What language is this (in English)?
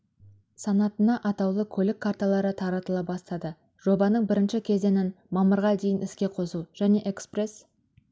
Kazakh